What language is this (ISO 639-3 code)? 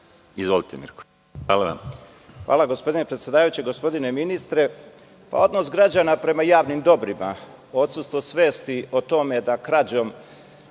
srp